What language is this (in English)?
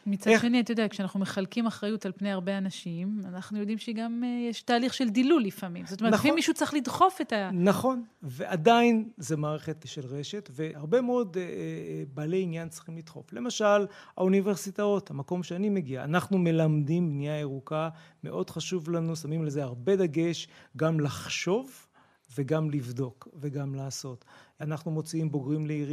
Hebrew